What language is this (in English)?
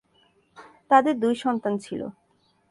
Bangla